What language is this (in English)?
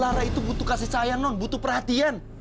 Indonesian